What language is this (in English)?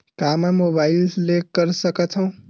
Chhattisgarhi